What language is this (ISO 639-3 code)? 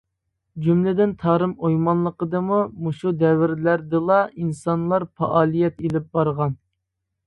uig